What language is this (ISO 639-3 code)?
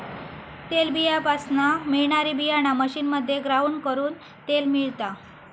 mar